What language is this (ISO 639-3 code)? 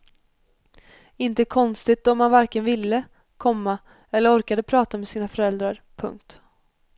swe